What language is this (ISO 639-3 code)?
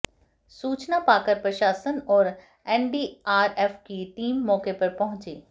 hin